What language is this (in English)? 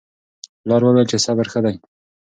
Pashto